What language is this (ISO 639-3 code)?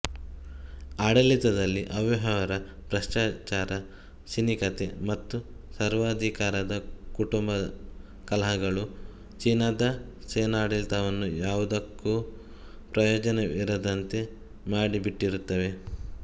kan